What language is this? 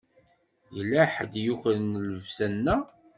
Kabyle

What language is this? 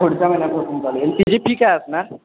Marathi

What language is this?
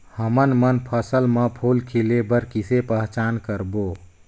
Chhattisgarhi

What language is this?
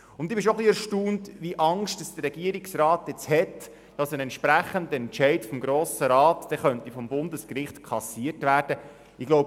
Swiss German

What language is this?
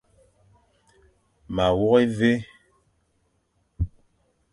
Fang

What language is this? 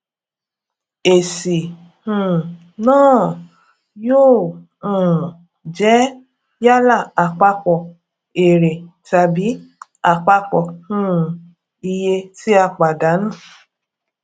Yoruba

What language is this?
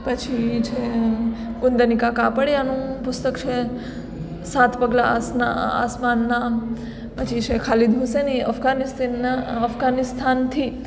Gujarati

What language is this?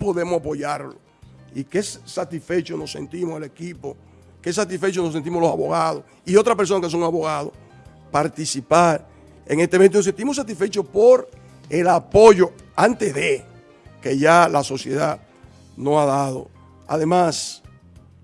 Spanish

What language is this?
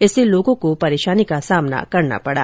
Hindi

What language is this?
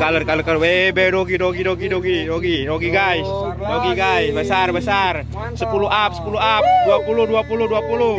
Indonesian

